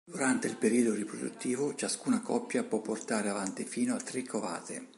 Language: Italian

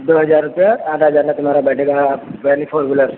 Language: Hindi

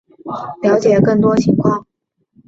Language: Chinese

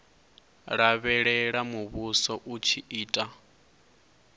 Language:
Venda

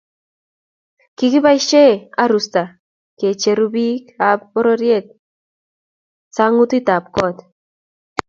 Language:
Kalenjin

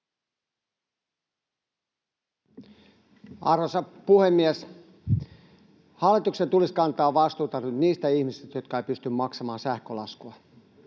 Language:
Finnish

